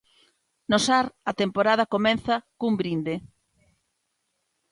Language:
Galician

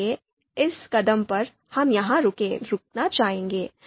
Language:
Hindi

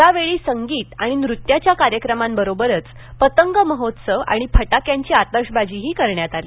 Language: Marathi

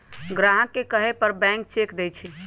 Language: Magahi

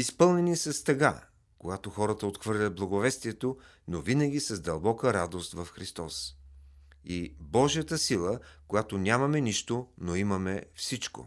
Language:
Bulgarian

